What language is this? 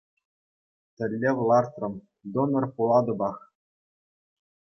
Chuvash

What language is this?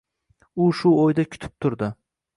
Uzbek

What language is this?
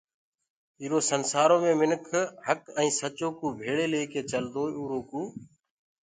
Gurgula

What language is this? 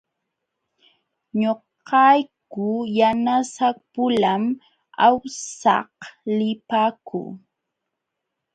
Jauja Wanca Quechua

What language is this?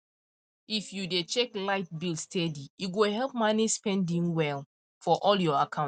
Nigerian Pidgin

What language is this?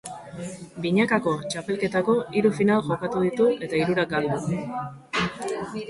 Basque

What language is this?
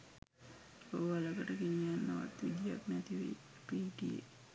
Sinhala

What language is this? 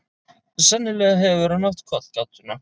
Icelandic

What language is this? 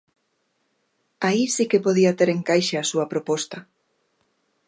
Galician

